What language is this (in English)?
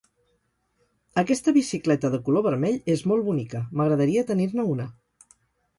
Catalan